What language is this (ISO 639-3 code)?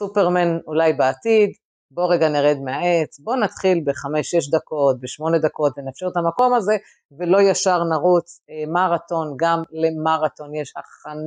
heb